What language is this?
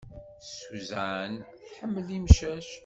Kabyle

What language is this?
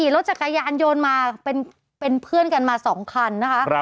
Thai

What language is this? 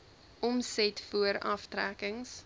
Afrikaans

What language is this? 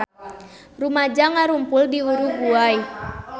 Sundanese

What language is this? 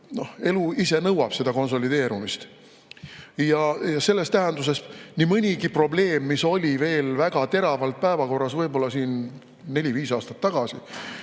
Estonian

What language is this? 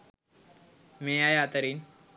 Sinhala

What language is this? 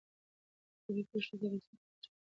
Pashto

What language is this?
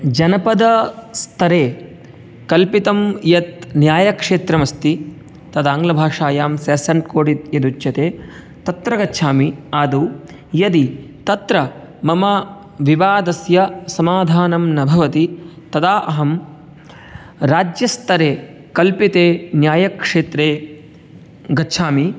Sanskrit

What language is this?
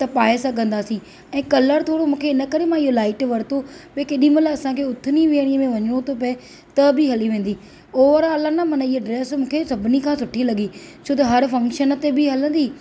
Sindhi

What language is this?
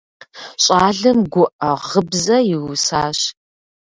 Kabardian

